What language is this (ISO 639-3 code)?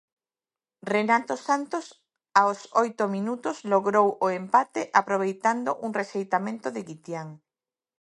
glg